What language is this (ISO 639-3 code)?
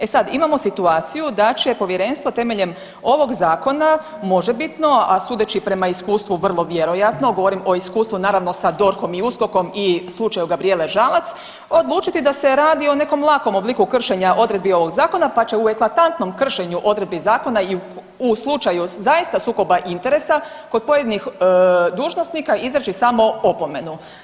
hrv